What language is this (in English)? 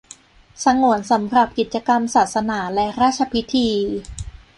Thai